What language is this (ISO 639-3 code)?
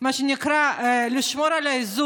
heb